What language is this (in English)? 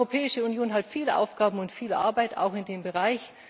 German